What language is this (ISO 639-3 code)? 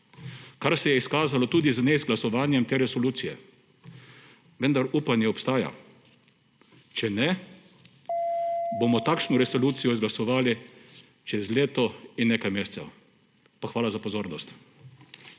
slv